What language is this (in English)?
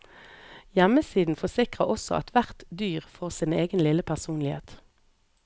Norwegian